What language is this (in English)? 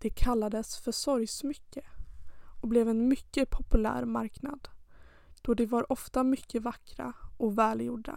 Swedish